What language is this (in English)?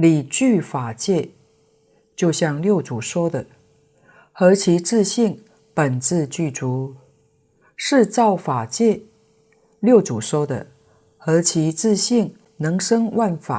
Chinese